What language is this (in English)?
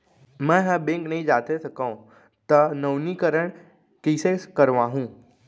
Chhattisgarhi